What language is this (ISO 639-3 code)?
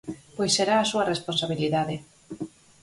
glg